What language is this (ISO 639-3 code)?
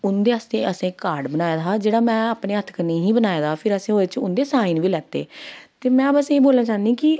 doi